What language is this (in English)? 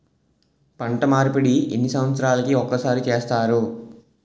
Telugu